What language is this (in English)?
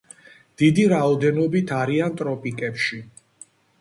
Georgian